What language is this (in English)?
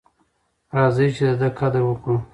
Pashto